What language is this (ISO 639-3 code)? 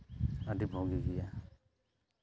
sat